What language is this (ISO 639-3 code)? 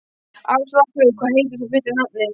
isl